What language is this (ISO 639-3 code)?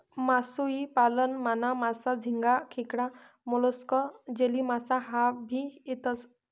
mar